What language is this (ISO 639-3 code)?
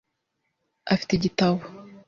kin